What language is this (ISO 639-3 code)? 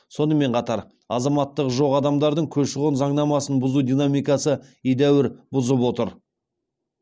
kaz